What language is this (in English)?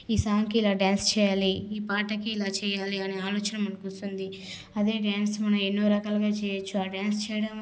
Telugu